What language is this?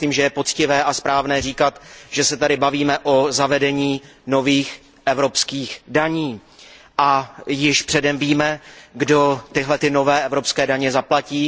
Czech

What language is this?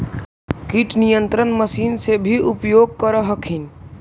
Magahi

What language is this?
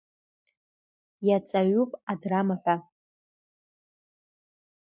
Abkhazian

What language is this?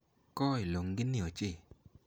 Kalenjin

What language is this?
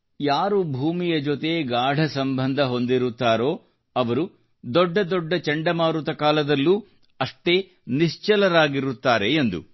Kannada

